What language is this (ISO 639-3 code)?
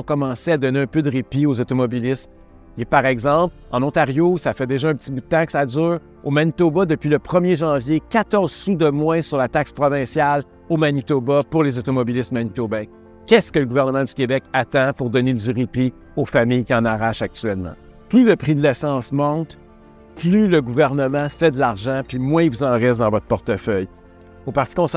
fra